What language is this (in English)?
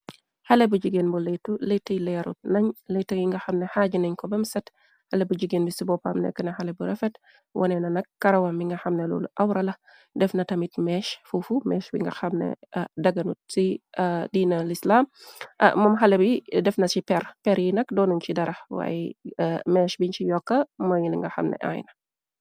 Wolof